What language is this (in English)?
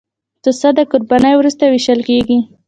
Pashto